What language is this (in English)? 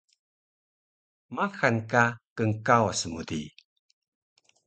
Taroko